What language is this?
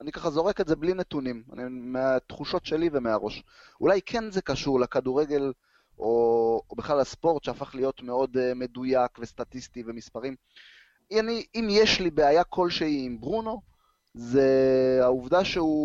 Hebrew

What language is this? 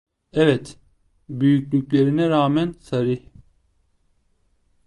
Turkish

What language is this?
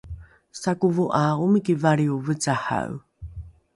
Rukai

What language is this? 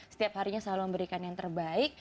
Indonesian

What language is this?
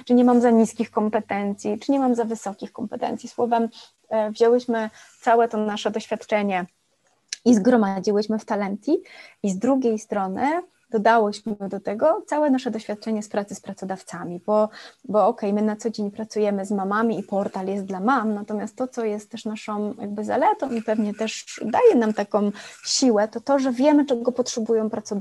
Polish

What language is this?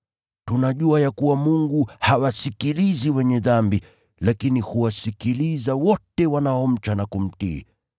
Swahili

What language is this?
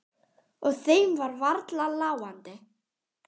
Icelandic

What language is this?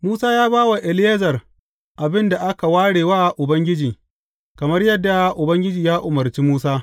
Hausa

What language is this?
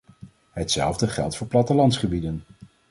Dutch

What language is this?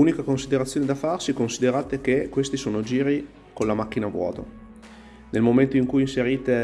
Italian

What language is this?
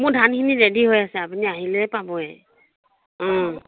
Assamese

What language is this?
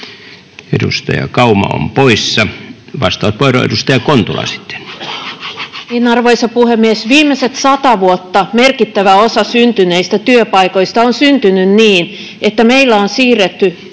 Finnish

